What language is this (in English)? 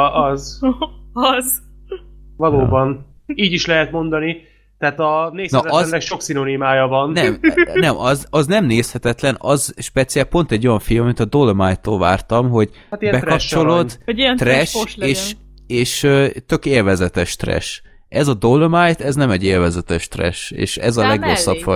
Hungarian